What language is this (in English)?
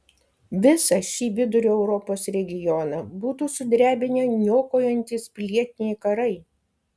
Lithuanian